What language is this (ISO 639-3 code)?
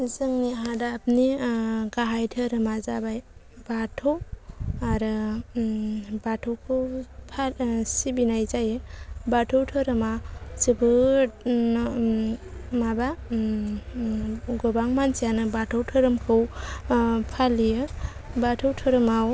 brx